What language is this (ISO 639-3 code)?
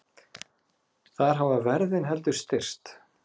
isl